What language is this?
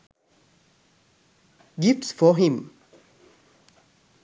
Sinhala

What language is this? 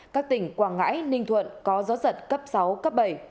Vietnamese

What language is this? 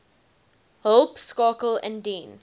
Afrikaans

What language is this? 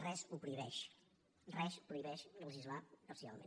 Catalan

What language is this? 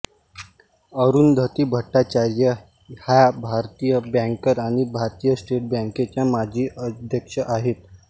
Marathi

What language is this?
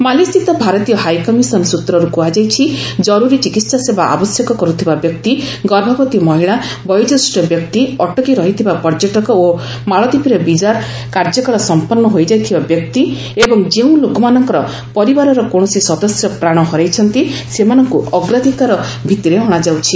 Odia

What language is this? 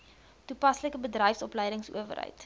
Afrikaans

